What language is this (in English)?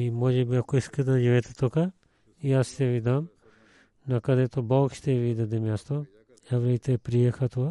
Bulgarian